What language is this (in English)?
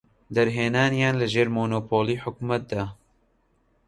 Central Kurdish